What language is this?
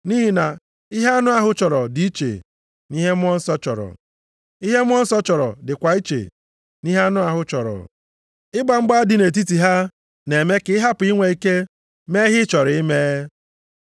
Igbo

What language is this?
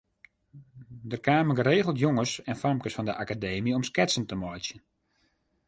Western Frisian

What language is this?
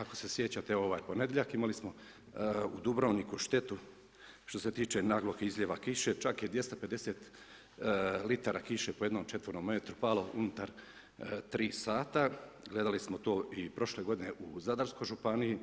Croatian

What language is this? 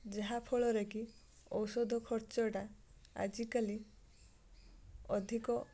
Odia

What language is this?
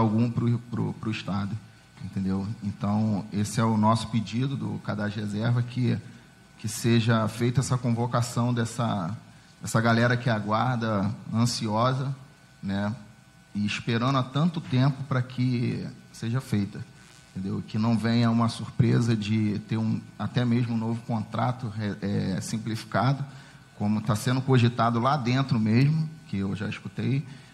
Portuguese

